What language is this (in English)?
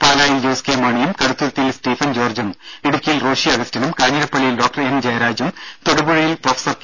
Malayalam